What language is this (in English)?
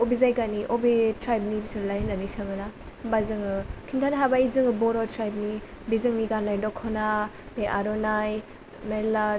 Bodo